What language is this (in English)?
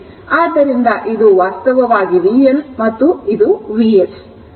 Kannada